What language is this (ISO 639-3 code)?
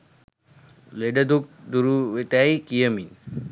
sin